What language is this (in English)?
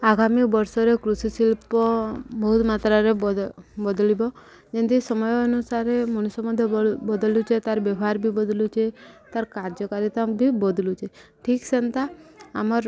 Odia